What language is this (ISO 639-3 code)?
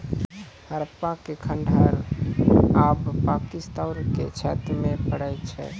mai